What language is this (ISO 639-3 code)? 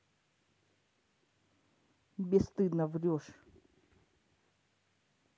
rus